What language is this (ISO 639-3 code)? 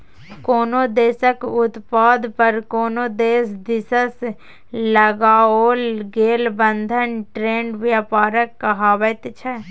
mai